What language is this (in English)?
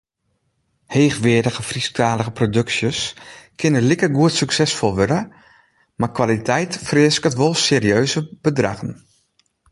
Western Frisian